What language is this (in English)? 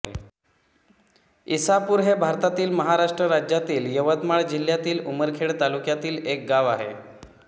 Marathi